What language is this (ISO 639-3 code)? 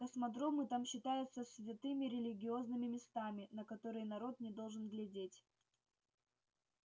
rus